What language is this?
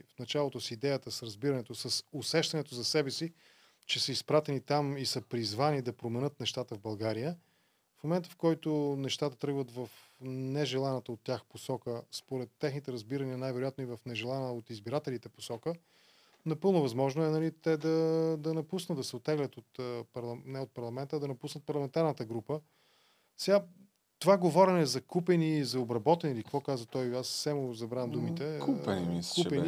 Bulgarian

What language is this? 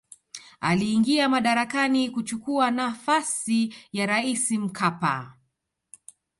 Swahili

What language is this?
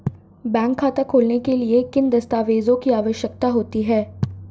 Hindi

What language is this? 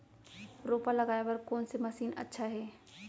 Chhattisgarhi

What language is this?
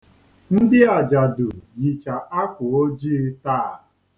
Igbo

